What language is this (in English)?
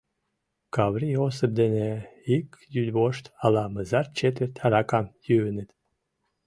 Mari